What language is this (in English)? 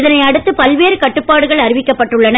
Tamil